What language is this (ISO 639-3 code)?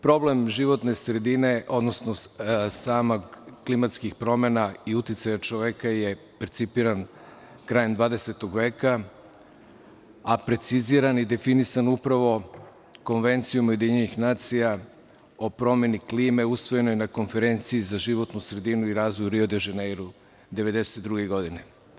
srp